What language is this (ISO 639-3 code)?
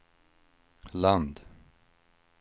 swe